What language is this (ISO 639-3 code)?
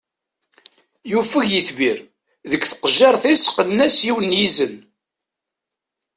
kab